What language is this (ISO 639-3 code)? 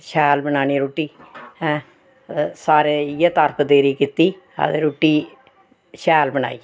doi